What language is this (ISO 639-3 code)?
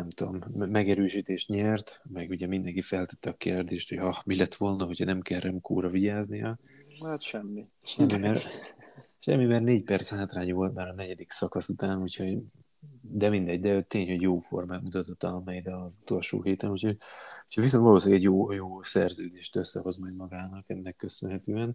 hun